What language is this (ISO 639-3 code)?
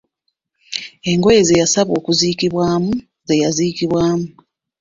lug